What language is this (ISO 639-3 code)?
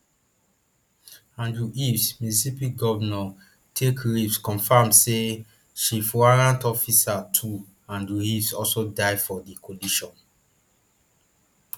pcm